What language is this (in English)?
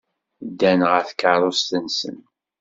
Kabyle